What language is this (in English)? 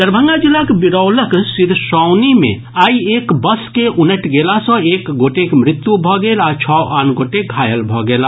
Maithili